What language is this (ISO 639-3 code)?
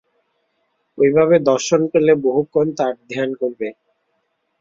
ben